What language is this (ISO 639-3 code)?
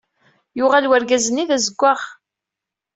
kab